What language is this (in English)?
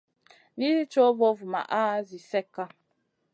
Masana